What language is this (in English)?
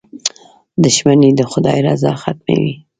Pashto